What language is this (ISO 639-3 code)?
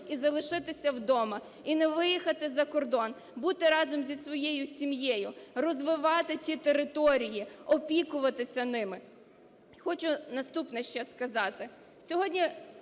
ukr